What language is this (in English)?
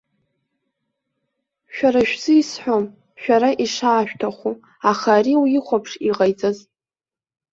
Abkhazian